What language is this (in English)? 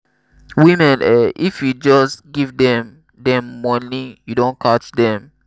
Nigerian Pidgin